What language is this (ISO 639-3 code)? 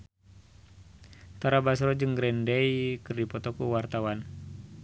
sun